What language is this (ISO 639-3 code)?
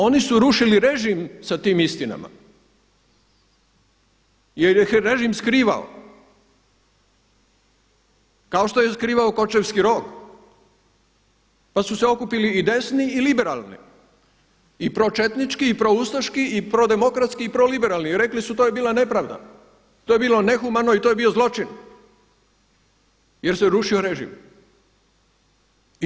hrv